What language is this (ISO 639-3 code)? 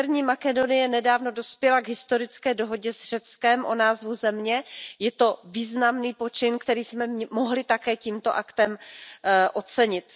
ces